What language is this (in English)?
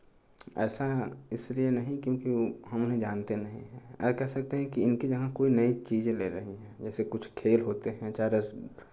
Hindi